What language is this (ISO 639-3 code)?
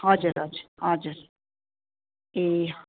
nep